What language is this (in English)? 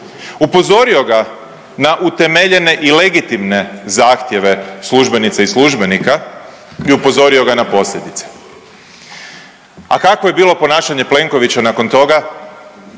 Croatian